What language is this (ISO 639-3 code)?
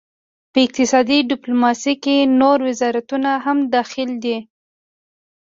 pus